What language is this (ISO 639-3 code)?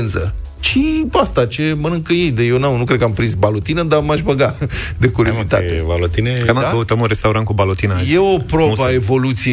ron